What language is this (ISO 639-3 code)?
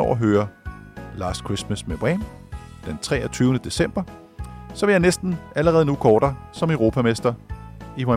dan